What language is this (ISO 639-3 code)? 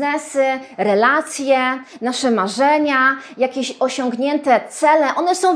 pol